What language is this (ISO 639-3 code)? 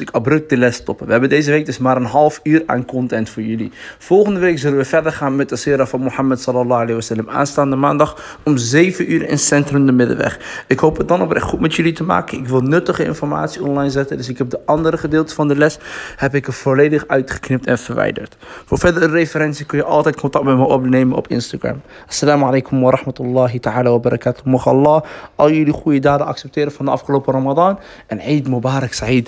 nld